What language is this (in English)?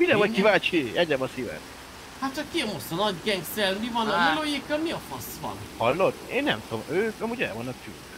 Hungarian